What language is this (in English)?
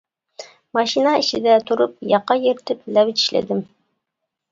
Uyghur